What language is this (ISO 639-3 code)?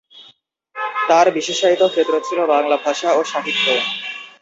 ben